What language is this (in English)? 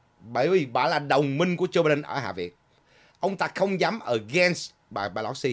Vietnamese